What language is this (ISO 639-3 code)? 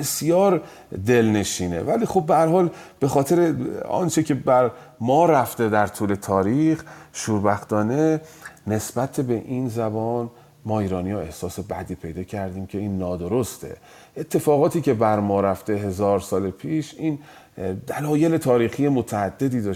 fas